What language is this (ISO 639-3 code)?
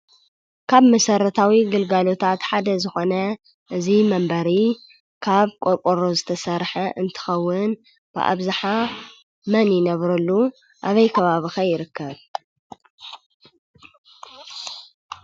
tir